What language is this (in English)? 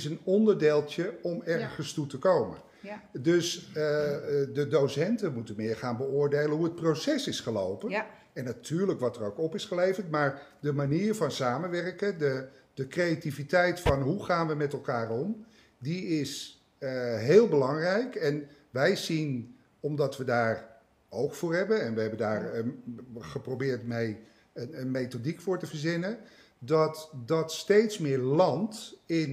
Dutch